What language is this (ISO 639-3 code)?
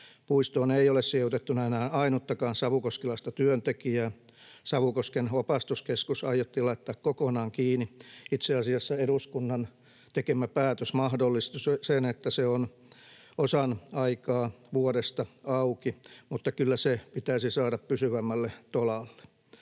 fin